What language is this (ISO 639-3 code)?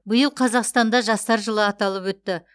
kaz